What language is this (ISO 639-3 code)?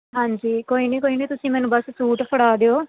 pan